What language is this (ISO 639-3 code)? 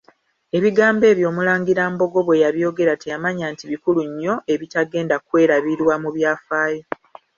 lug